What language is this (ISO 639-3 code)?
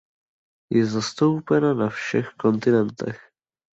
ces